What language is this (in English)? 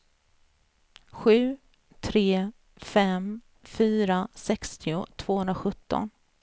Swedish